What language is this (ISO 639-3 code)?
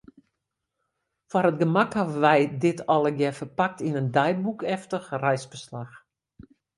fry